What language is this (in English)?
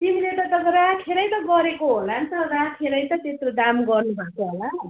Nepali